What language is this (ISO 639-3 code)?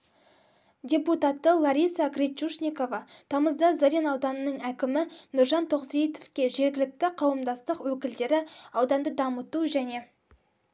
kaz